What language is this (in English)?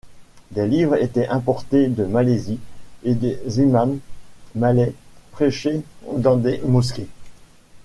French